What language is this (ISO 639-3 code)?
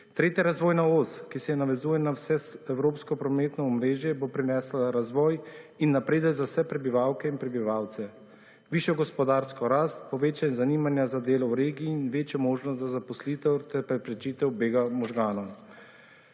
slv